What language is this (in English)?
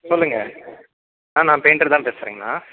Tamil